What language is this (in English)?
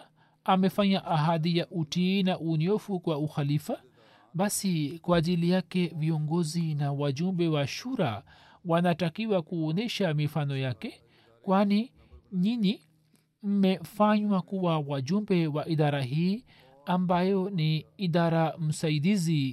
Swahili